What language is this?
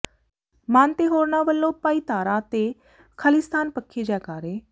Punjabi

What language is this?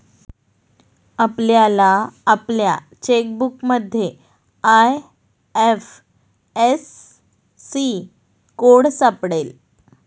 Marathi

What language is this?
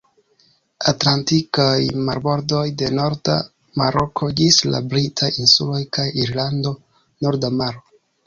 Esperanto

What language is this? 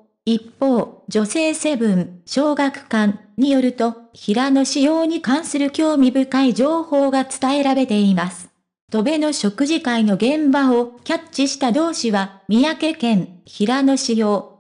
Japanese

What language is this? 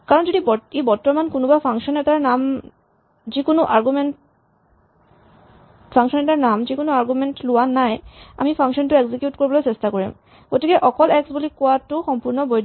Assamese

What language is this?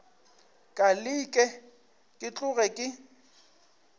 Northern Sotho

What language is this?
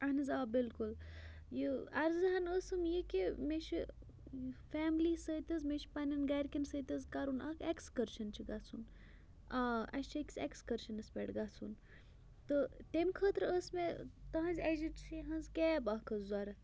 Kashmiri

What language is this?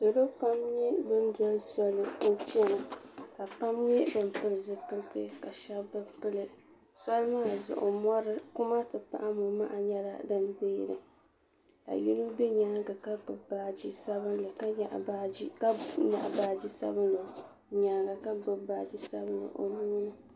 Dagbani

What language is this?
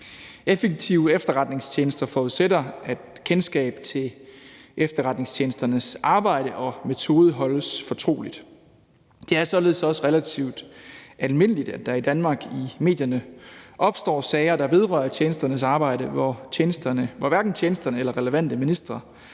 Danish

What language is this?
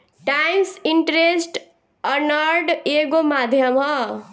Bhojpuri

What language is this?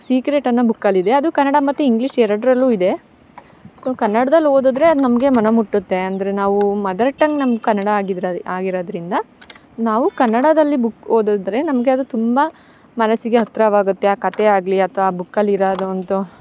Kannada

